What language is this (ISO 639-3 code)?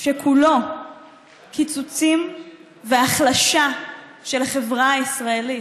heb